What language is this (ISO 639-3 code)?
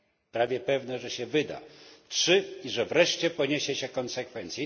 pol